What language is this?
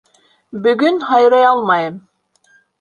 Bashkir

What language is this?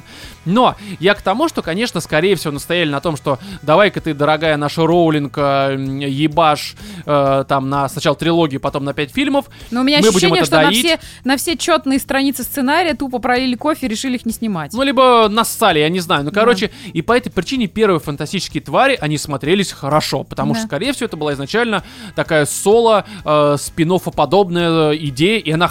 Russian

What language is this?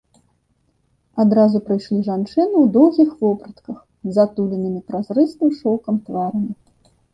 Belarusian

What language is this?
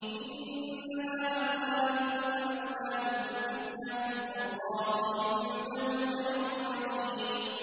Arabic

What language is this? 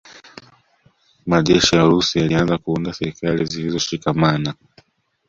Swahili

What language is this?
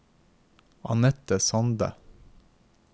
Norwegian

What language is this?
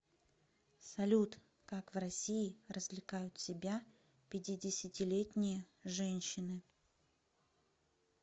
Russian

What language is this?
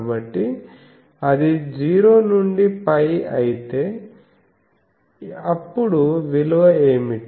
Telugu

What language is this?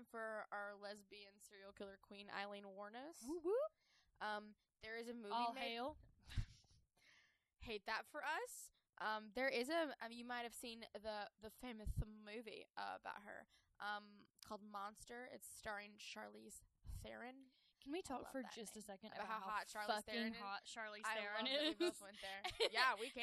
English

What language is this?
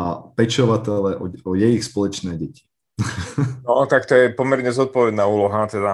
Czech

